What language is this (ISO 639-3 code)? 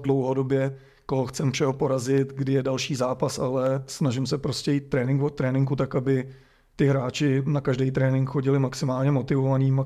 ces